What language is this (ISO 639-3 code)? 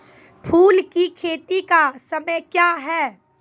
mai